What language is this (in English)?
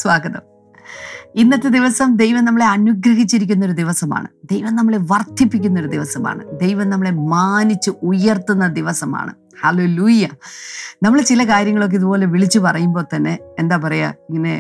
Malayalam